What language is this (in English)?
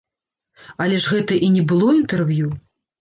Belarusian